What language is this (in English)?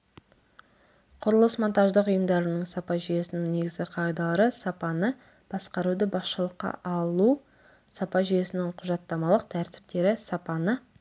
Kazakh